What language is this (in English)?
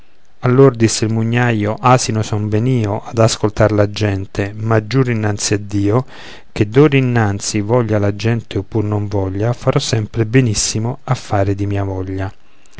Italian